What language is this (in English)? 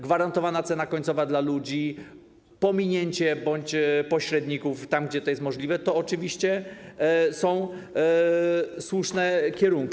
Polish